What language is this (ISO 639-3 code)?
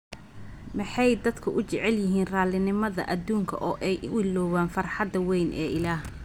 som